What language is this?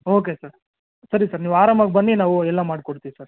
Kannada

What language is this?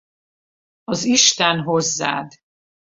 Hungarian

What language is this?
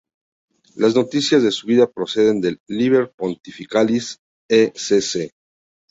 Spanish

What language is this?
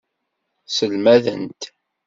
Kabyle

